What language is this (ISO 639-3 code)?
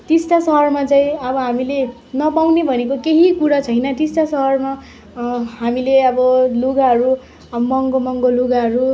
nep